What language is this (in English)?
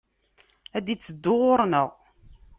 Kabyle